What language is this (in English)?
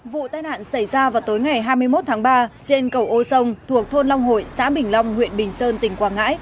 Vietnamese